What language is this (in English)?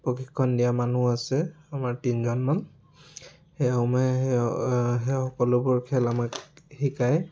Assamese